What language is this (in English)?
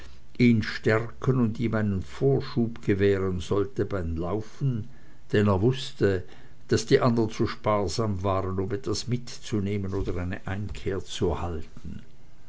German